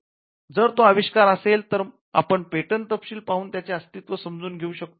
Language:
Marathi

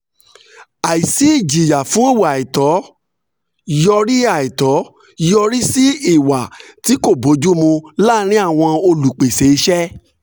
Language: Yoruba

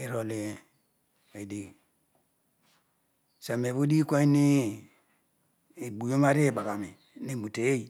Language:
Odual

